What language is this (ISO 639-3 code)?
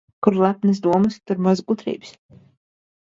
lav